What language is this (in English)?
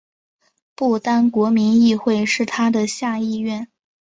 Chinese